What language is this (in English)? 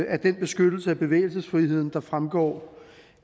Danish